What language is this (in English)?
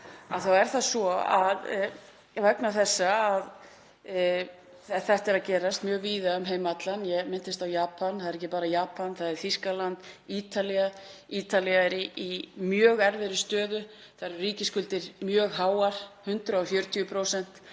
Icelandic